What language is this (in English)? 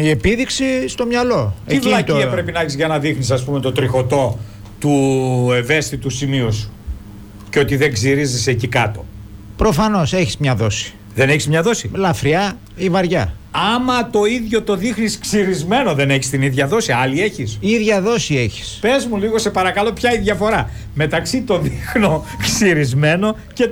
Greek